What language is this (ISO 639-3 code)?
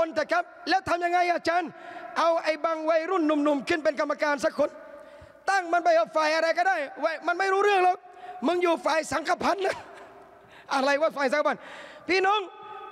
tha